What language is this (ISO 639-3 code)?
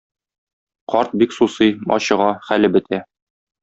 tat